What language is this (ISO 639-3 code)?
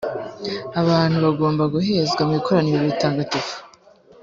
kin